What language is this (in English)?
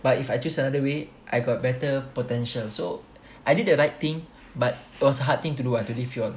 English